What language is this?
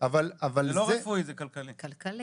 Hebrew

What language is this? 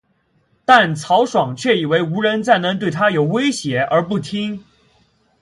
Chinese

